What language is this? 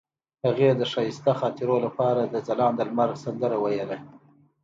Pashto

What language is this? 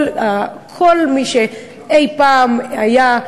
Hebrew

